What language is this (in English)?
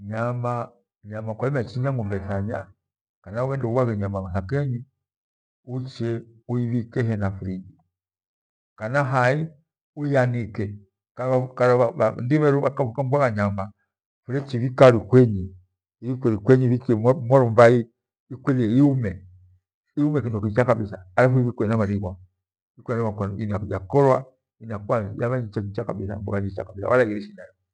Gweno